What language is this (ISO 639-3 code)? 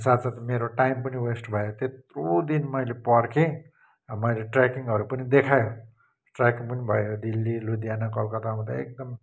nep